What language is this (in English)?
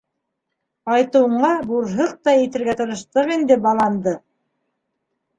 Bashkir